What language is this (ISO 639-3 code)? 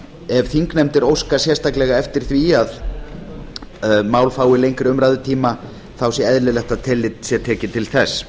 isl